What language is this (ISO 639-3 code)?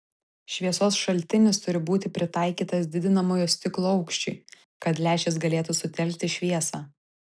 lit